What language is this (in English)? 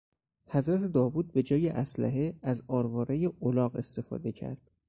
Persian